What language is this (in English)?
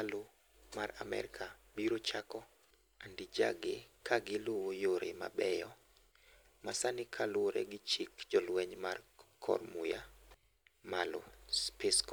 Luo (Kenya and Tanzania)